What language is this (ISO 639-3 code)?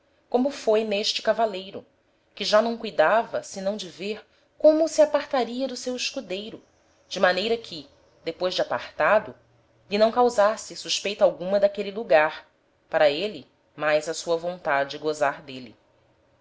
por